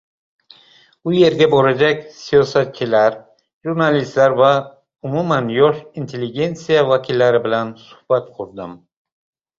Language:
Uzbek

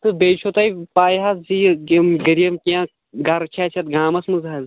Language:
Kashmiri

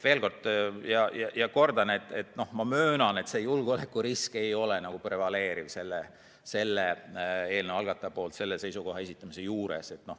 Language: Estonian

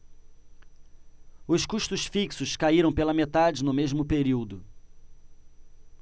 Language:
Portuguese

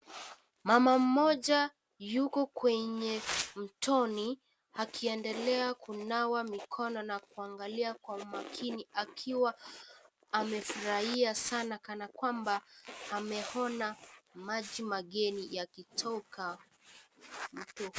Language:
Swahili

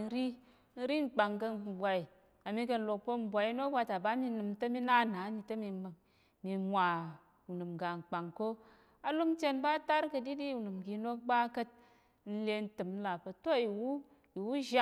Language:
Tarok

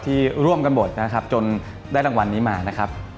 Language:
Thai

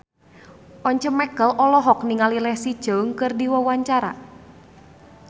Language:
Sundanese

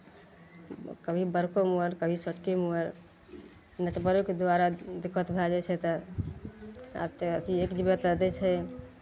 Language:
Maithili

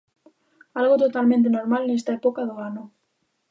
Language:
Galician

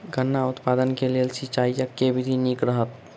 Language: Maithili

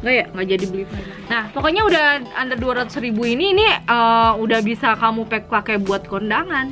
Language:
Indonesian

